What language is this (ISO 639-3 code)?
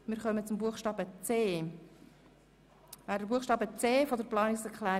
gsw